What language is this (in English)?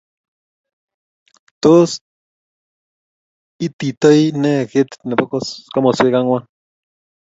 Kalenjin